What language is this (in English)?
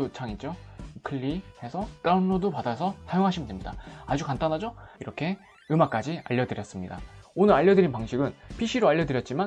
Korean